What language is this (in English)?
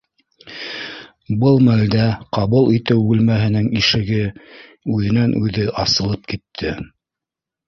Bashkir